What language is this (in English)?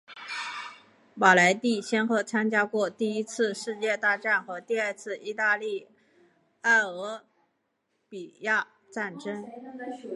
Chinese